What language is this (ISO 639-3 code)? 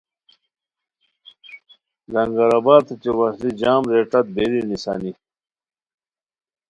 khw